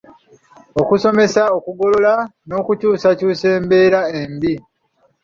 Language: Ganda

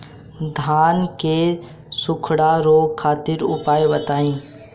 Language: Bhojpuri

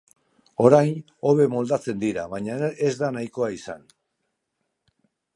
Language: Basque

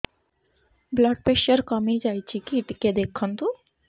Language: Odia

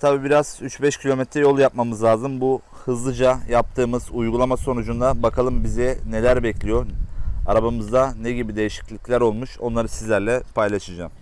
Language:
Turkish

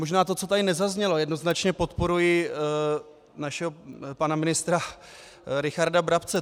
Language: Czech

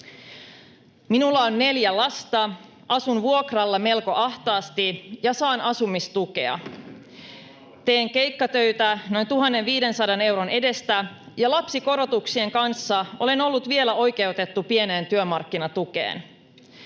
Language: Finnish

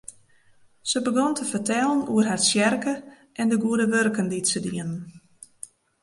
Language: Western Frisian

